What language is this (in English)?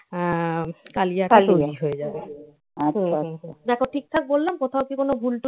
Bangla